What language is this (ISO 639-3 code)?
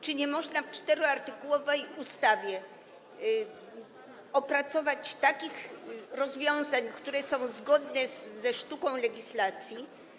pol